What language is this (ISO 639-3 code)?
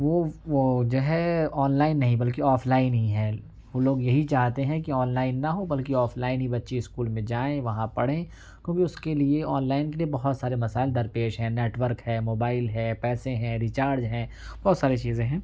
urd